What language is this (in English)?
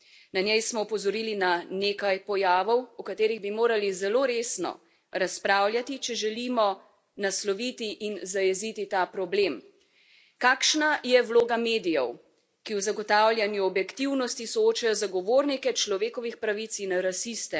Slovenian